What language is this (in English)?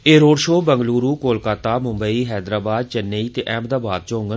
Dogri